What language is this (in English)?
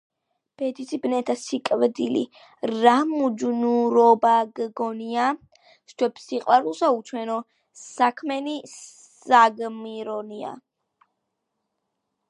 Georgian